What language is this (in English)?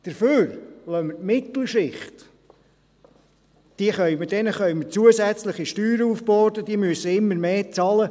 Swiss German